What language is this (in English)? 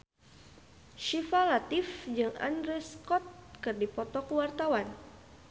Sundanese